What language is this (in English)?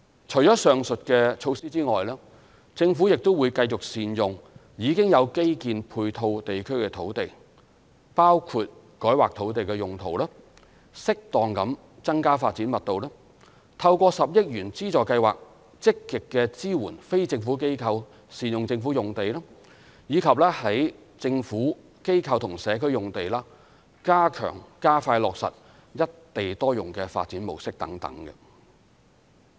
Cantonese